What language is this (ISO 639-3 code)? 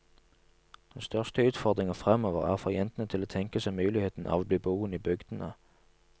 nor